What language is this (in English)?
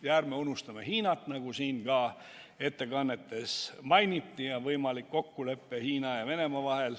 Estonian